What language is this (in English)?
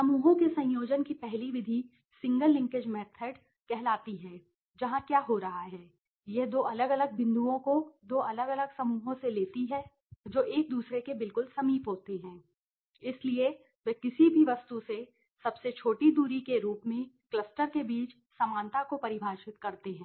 Hindi